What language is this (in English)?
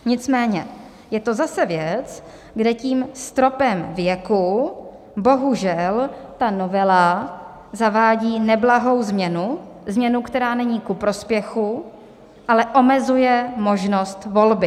Czech